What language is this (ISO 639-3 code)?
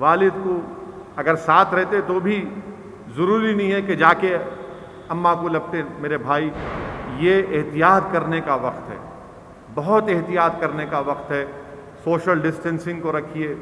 hin